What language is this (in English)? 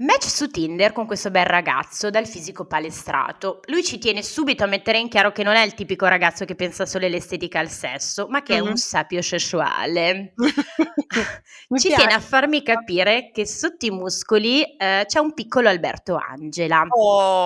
Italian